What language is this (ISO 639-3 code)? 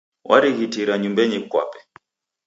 dav